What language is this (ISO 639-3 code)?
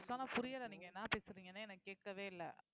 tam